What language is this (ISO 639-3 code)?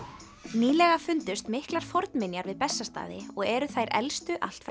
isl